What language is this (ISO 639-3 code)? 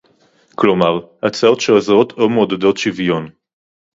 heb